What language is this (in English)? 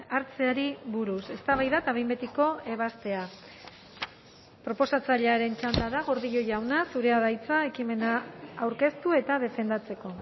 Basque